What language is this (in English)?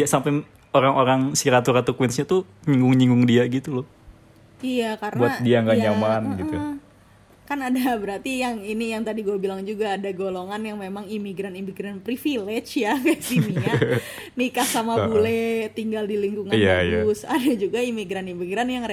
Indonesian